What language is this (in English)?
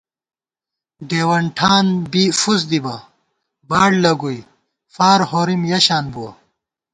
Gawar-Bati